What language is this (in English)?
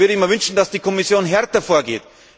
German